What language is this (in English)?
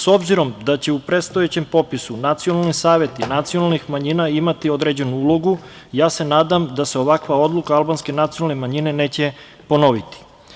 Serbian